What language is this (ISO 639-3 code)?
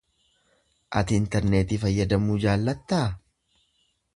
orm